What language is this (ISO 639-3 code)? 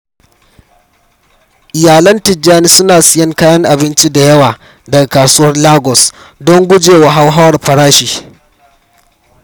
hau